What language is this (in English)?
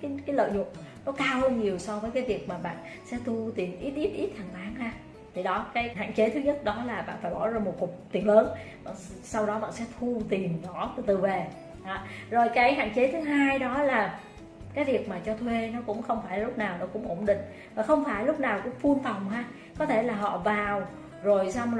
Vietnamese